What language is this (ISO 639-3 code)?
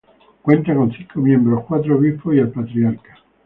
spa